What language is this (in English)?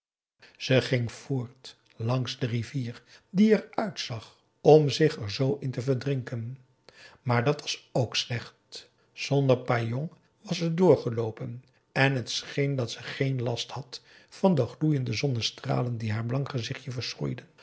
Dutch